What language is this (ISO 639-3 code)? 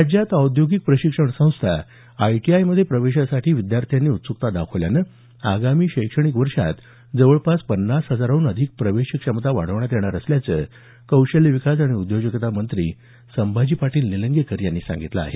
mar